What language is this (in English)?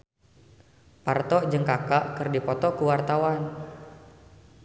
Sundanese